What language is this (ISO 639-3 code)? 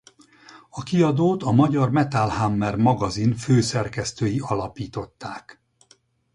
hun